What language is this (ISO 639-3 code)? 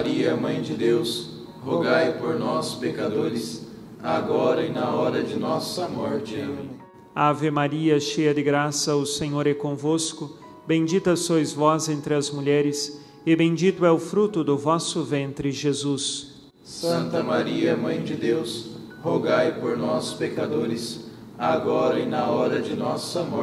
por